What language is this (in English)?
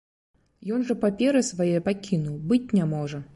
Belarusian